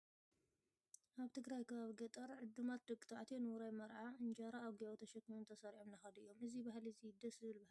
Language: Tigrinya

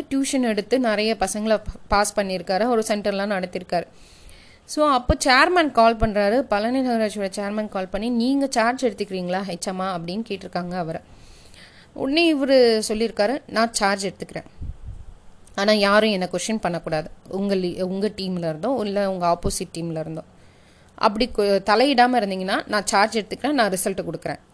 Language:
Tamil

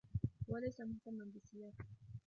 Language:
Arabic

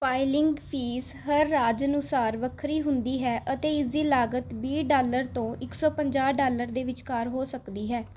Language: Punjabi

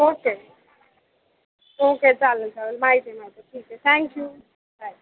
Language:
Marathi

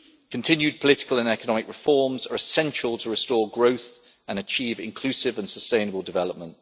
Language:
English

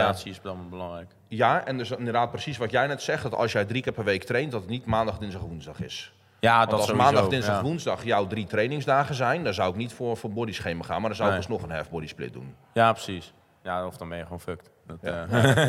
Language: Dutch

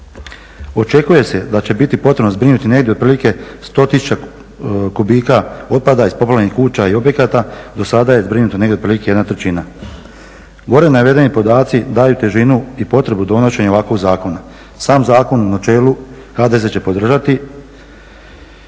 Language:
Croatian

